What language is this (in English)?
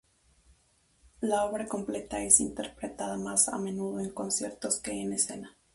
Spanish